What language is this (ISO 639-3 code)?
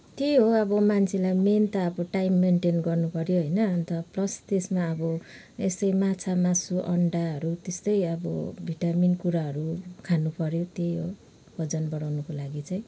nep